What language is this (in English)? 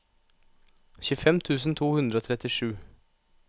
Norwegian